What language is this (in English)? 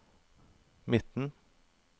Norwegian